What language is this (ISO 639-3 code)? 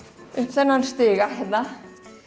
isl